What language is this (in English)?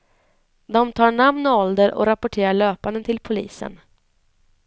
Swedish